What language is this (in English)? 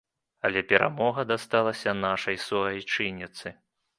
Belarusian